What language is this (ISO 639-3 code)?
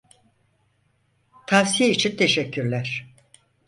tur